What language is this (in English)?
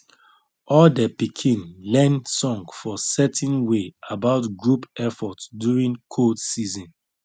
Nigerian Pidgin